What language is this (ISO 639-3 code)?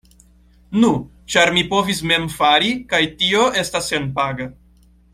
epo